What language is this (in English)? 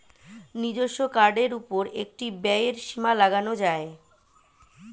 Bangla